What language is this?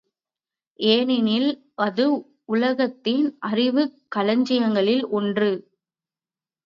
Tamil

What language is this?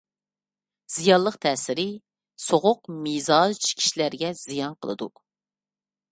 Uyghur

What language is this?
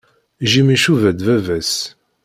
Kabyle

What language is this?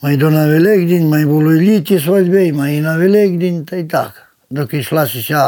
Ukrainian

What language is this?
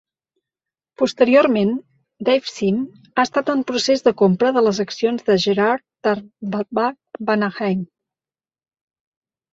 Catalan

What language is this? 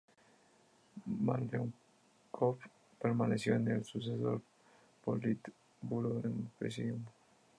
Spanish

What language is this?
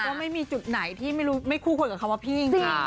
Thai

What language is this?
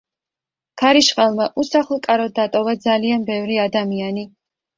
Georgian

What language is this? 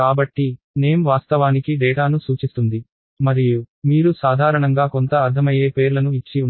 Telugu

